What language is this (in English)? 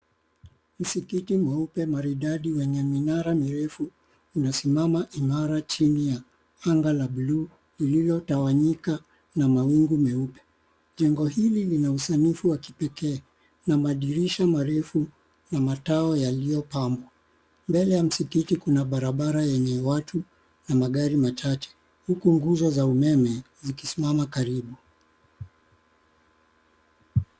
Swahili